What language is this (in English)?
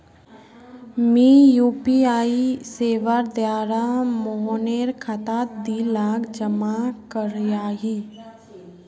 Magahi